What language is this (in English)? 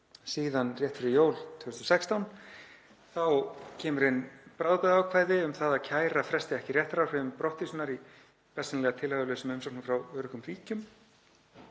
Icelandic